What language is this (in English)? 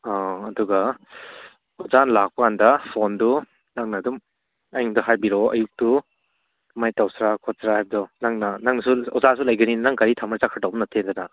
Manipuri